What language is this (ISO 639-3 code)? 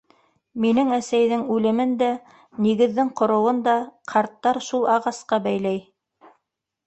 bak